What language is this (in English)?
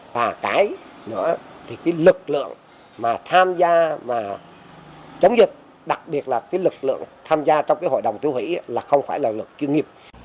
Vietnamese